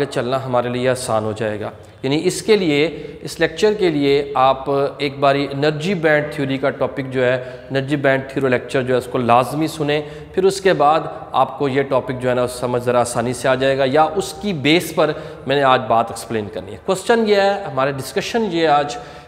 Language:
Turkish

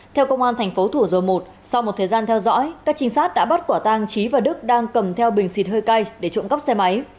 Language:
Vietnamese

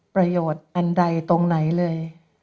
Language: Thai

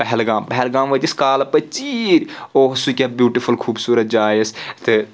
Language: Kashmiri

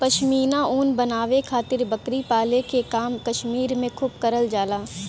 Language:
Bhojpuri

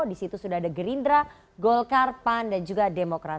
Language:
Indonesian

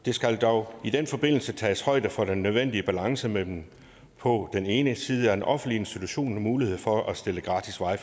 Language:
Danish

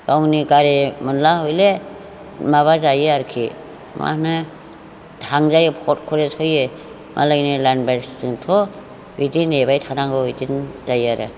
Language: Bodo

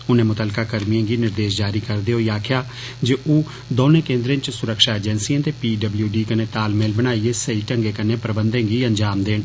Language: Dogri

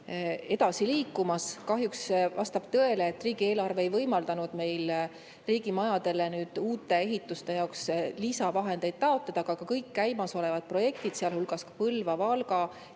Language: Estonian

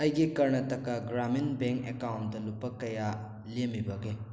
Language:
Manipuri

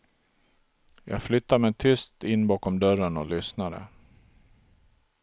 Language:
Swedish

